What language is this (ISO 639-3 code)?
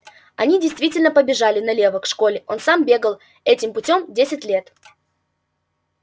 rus